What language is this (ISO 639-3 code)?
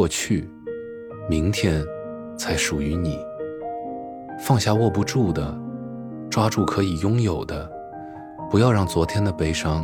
zho